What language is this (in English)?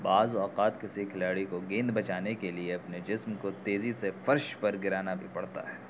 Urdu